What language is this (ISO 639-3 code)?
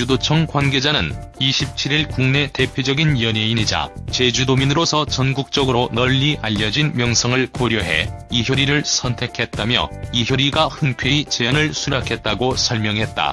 kor